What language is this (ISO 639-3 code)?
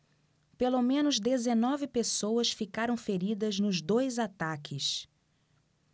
por